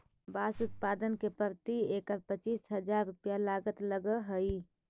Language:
Magahi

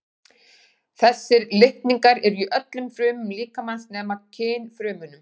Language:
Icelandic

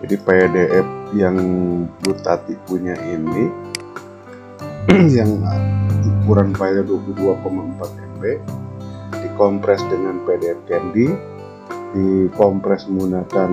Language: Indonesian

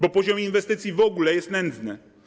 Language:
Polish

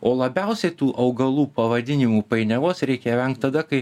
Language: Lithuanian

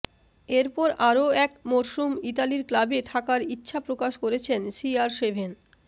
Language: Bangla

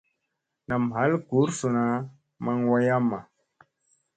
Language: Musey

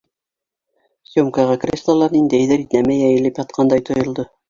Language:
Bashkir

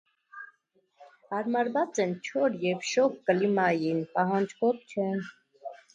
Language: Armenian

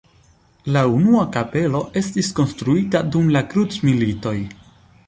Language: Esperanto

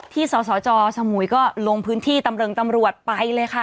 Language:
Thai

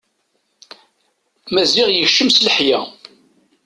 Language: Kabyle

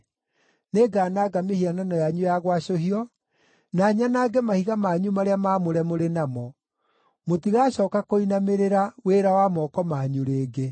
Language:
Kikuyu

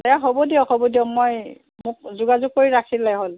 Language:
Assamese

